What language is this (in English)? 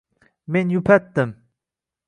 Uzbek